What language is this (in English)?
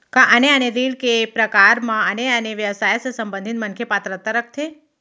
Chhattisgarhi